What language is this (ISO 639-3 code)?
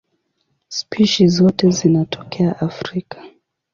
swa